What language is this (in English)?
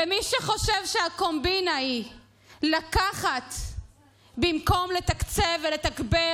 Hebrew